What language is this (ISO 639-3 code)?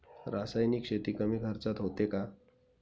mar